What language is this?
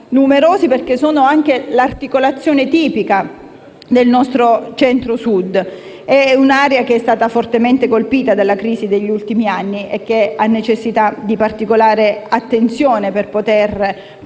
Italian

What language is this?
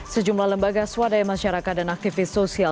Indonesian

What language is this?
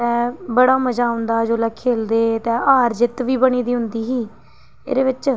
Dogri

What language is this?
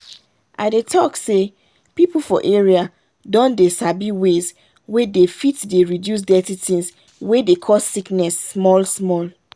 Nigerian Pidgin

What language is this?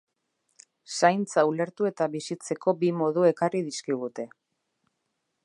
Basque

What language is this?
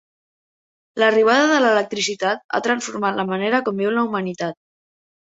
Catalan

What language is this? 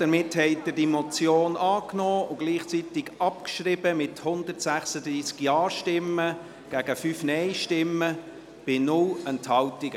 Swiss German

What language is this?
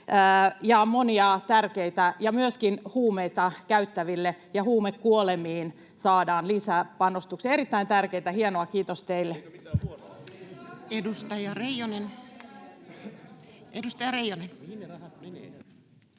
Finnish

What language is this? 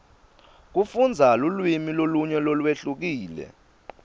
Swati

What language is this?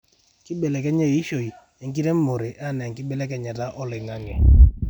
Masai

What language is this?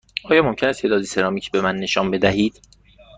Persian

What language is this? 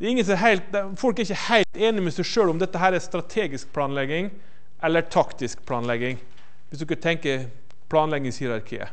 Norwegian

